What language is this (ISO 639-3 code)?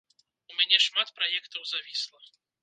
bel